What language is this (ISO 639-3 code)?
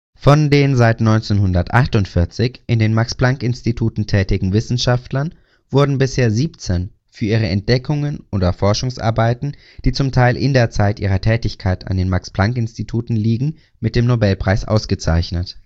deu